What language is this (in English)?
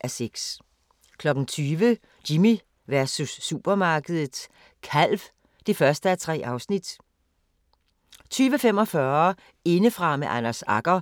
Danish